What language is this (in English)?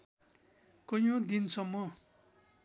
Nepali